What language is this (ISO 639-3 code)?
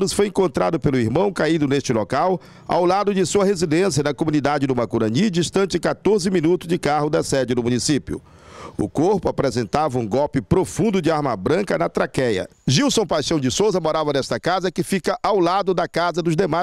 por